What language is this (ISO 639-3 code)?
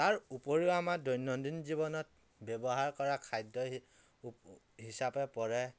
asm